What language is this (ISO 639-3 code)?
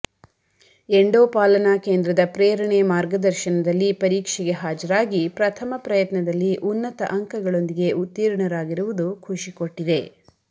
kan